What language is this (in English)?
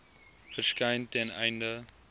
Afrikaans